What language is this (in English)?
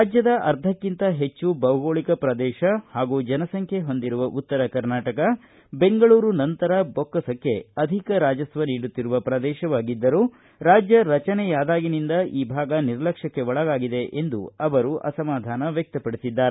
Kannada